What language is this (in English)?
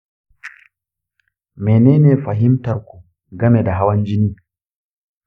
Hausa